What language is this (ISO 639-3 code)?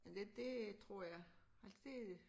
dan